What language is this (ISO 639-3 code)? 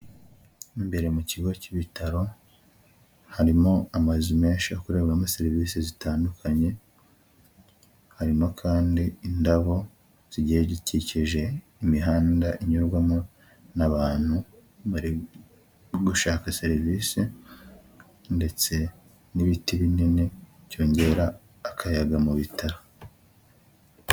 kin